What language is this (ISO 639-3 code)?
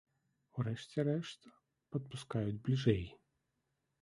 bel